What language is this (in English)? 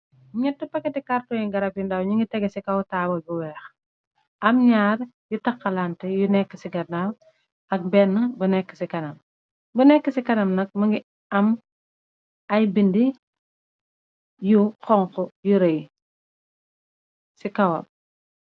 Wolof